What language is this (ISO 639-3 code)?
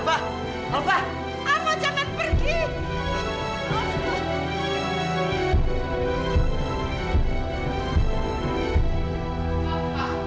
ind